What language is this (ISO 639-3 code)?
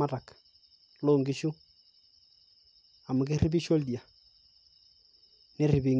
mas